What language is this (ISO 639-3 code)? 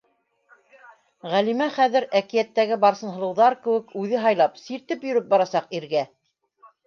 bak